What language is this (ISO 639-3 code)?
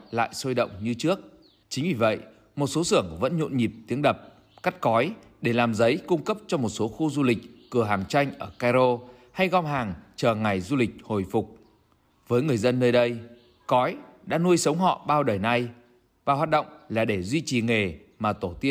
vie